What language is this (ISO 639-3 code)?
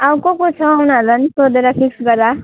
nep